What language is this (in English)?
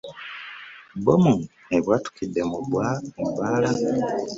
Ganda